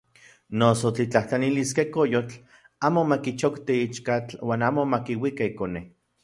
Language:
Central Puebla Nahuatl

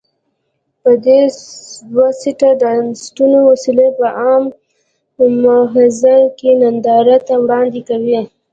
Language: Pashto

